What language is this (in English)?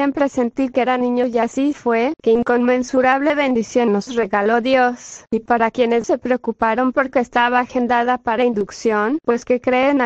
Spanish